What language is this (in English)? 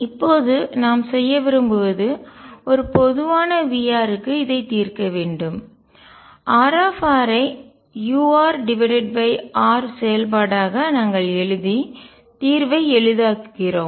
Tamil